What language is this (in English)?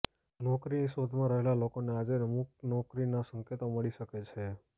Gujarati